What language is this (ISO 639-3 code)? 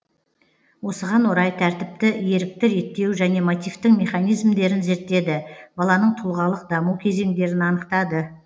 kaz